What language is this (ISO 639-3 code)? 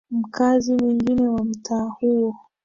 swa